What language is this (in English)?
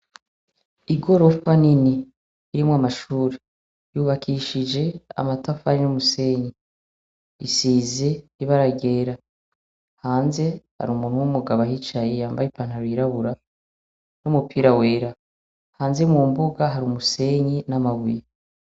Rundi